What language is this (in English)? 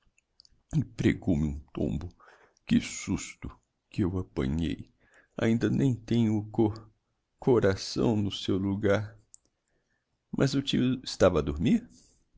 Portuguese